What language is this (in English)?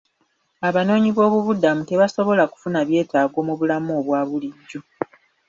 Ganda